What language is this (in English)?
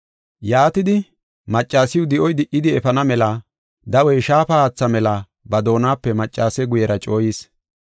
Gofa